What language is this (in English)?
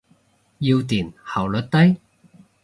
Cantonese